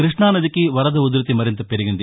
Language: Telugu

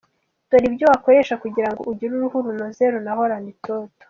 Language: Kinyarwanda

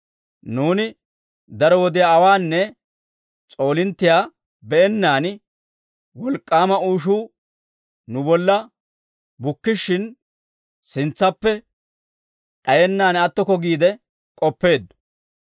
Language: Dawro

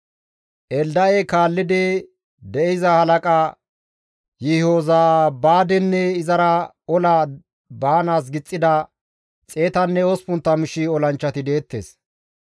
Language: Gamo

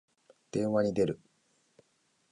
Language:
Japanese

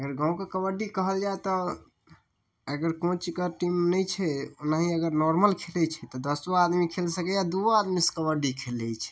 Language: Maithili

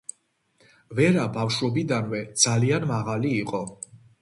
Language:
Georgian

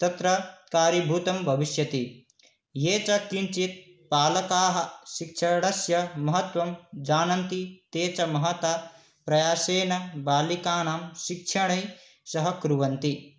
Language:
Sanskrit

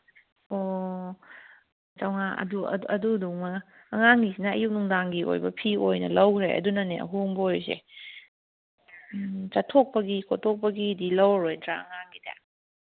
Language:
Manipuri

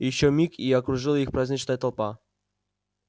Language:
Russian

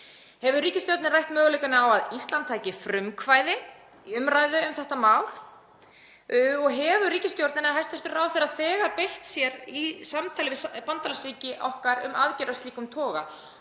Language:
Icelandic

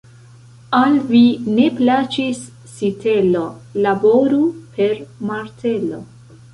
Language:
Esperanto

